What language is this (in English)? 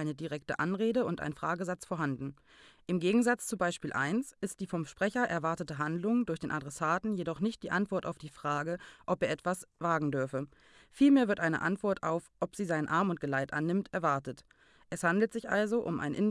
German